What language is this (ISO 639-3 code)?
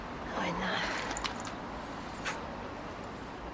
cym